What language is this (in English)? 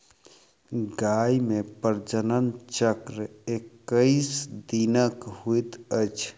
Maithili